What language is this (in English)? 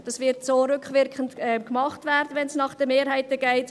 Swiss German